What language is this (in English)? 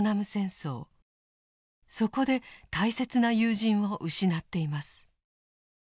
Japanese